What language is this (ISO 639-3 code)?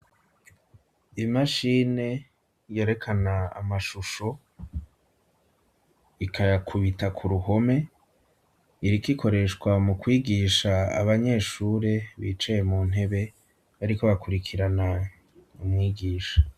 run